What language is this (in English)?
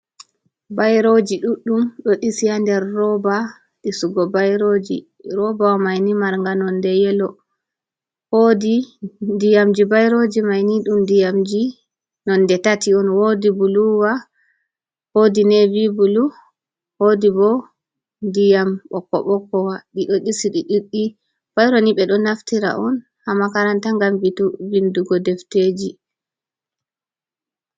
Fula